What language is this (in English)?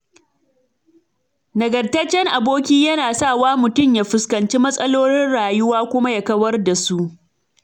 Hausa